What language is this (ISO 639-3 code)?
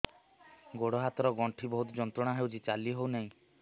ori